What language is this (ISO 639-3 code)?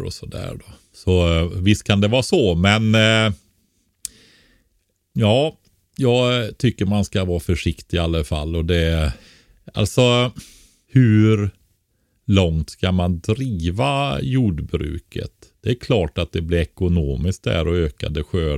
swe